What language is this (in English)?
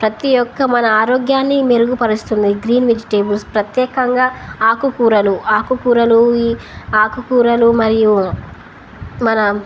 Telugu